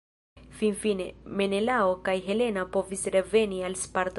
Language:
Esperanto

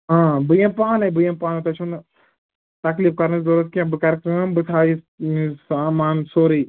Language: Kashmiri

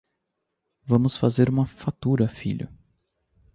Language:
Portuguese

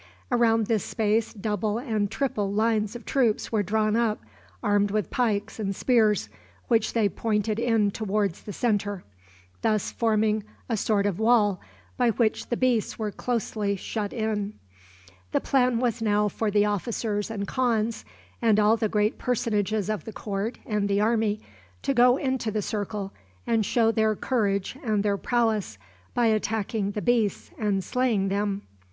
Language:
English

